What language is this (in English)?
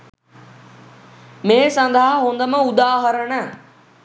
Sinhala